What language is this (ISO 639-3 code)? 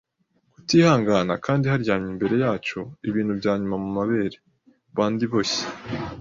kin